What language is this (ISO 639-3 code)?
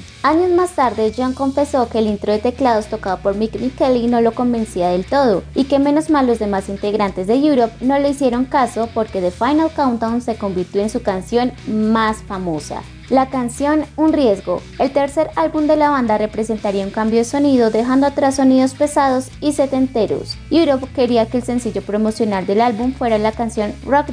spa